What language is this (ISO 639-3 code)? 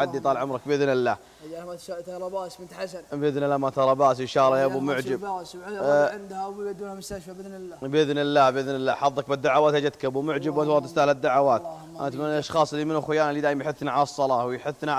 ara